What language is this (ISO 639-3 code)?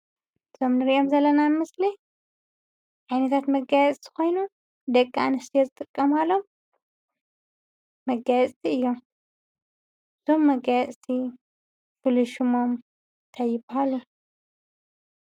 tir